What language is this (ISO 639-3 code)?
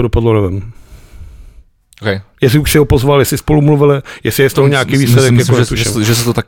ces